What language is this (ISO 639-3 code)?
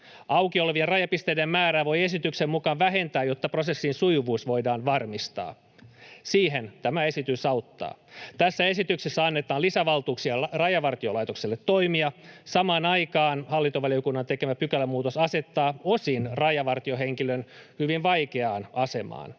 fin